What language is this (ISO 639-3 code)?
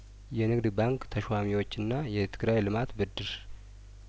amh